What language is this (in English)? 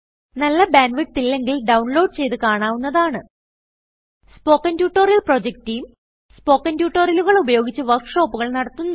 Malayalam